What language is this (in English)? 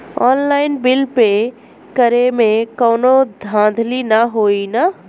Bhojpuri